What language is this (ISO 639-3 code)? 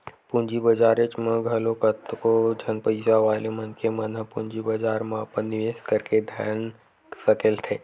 hne